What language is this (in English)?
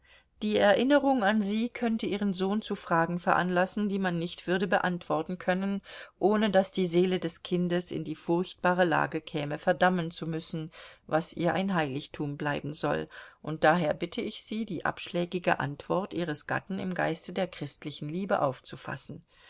German